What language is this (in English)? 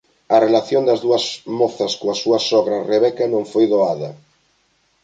Galician